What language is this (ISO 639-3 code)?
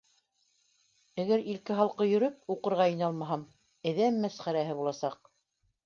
bak